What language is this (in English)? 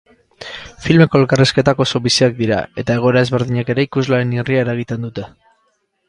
Basque